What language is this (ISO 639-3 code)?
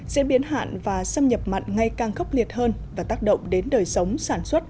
vie